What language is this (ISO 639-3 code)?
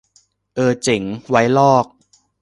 tha